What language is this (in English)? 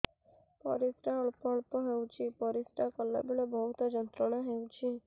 Odia